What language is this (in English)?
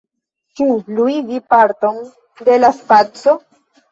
Esperanto